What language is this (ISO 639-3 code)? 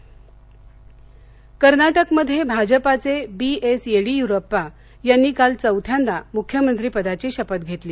mar